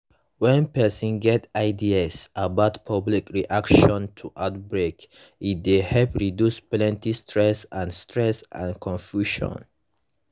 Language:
Nigerian Pidgin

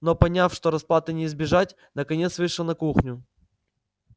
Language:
Russian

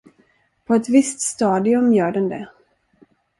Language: Swedish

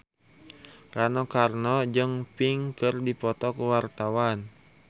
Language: Sundanese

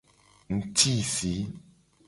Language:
Gen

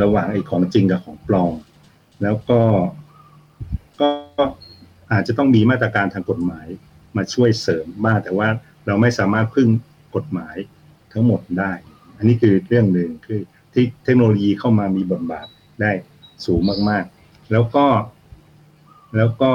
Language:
Thai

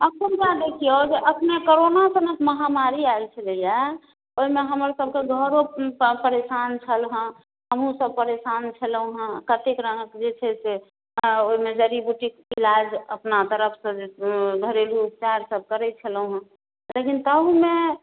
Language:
Maithili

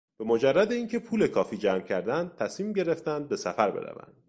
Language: Persian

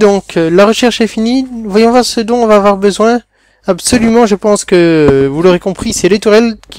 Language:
French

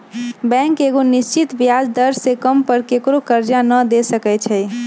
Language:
Magahi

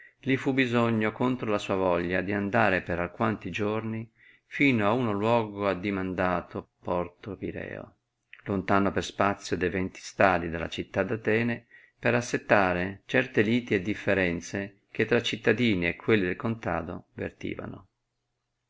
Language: Italian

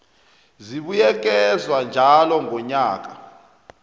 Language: South Ndebele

